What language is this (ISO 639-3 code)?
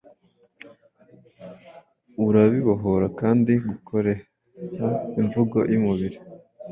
kin